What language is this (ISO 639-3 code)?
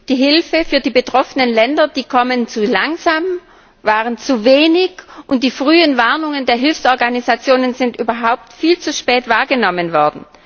deu